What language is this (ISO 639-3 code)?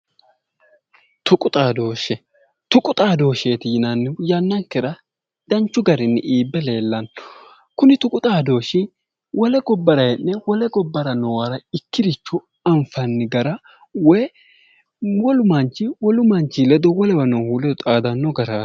sid